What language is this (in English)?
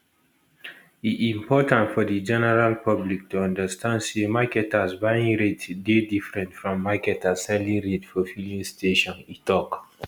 Nigerian Pidgin